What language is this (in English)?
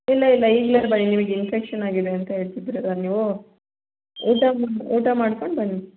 Kannada